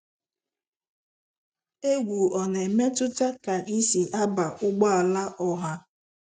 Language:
Igbo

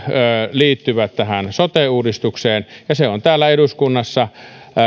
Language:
Finnish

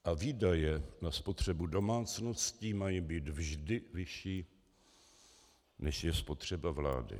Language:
Czech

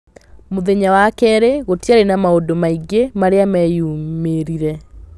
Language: Kikuyu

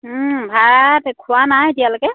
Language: Assamese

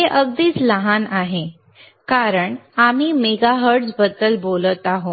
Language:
Marathi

